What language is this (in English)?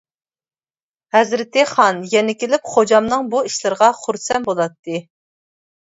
Uyghur